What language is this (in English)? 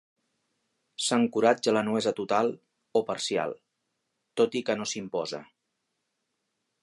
Catalan